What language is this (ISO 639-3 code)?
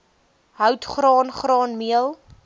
afr